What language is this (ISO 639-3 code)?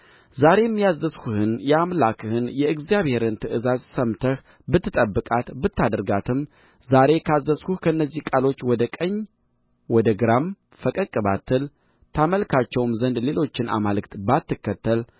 amh